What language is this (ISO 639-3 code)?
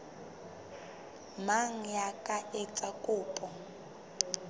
sot